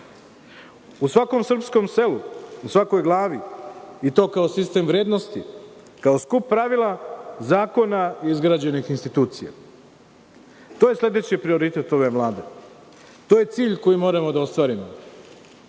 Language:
Serbian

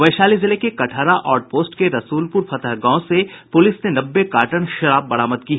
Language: Hindi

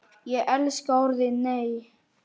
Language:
Icelandic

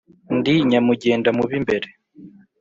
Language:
Kinyarwanda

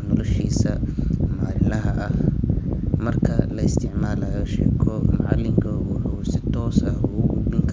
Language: Somali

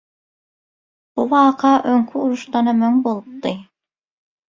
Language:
Turkmen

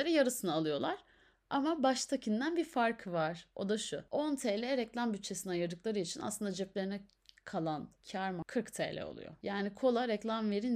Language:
Turkish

